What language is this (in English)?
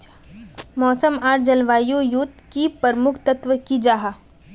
Magahi